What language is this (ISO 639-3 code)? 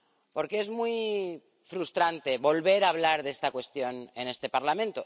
spa